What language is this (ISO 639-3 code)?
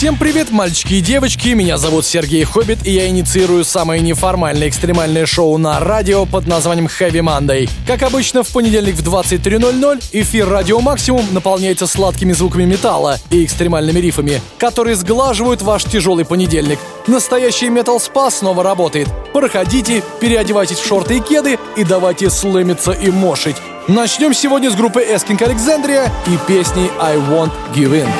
rus